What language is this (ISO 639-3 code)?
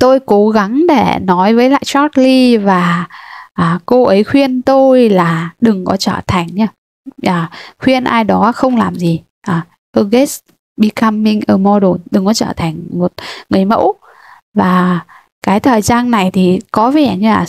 vie